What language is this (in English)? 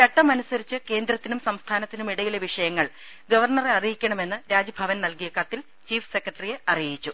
Malayalam